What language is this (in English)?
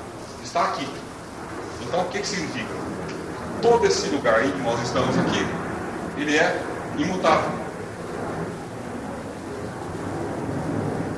Portuguese